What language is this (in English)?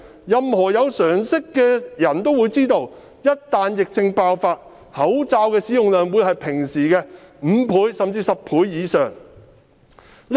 Cantonese